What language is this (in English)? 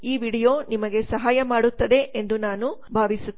Kannada